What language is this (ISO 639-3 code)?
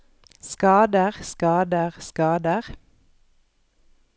nor